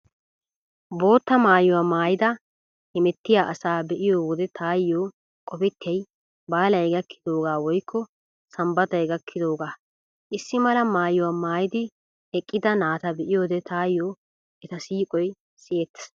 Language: Wolaytta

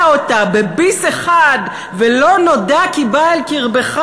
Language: Hebrew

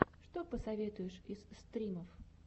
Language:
Russian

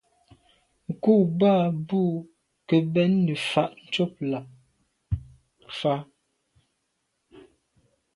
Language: Medumba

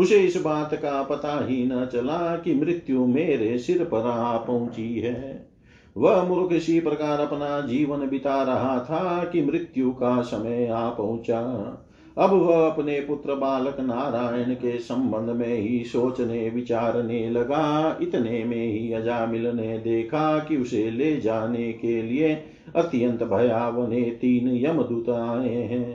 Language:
Hindi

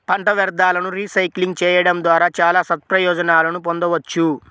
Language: Telugu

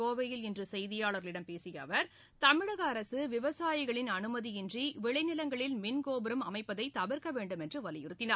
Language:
Tamil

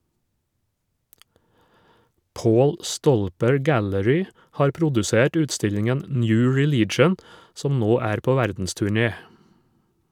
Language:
Norwegian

